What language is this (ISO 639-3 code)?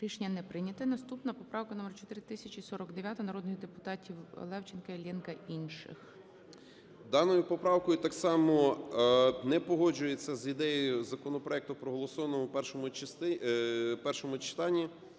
ukr